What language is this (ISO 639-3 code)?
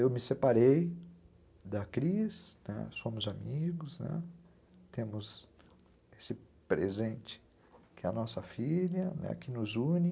por